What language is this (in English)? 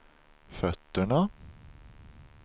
Swedish